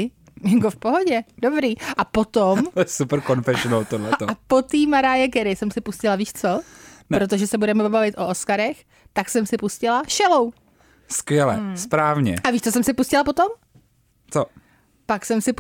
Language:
Czech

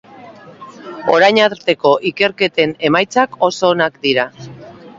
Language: Basque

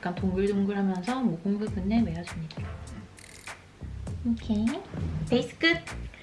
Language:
Korean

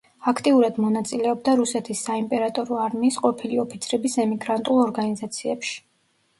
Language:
Georgian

